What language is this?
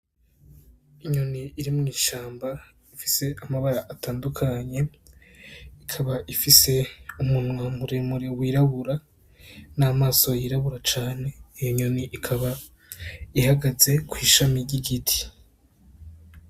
Rundi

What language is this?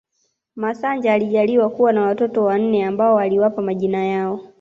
Swahili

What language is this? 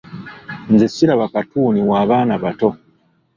Ganda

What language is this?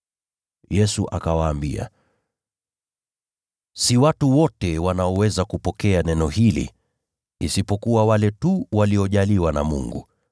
Swahili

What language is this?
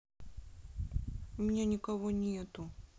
Russian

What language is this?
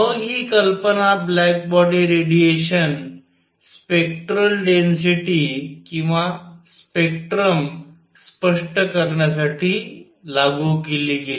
Marathi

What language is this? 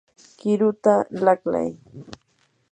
Yanahuanca Pasco Quechua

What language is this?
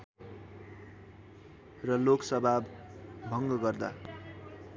Nepali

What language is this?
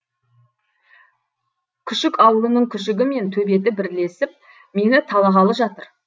Kazakh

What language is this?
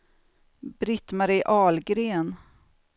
Swedish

